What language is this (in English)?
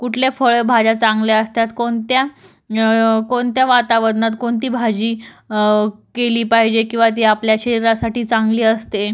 Marathi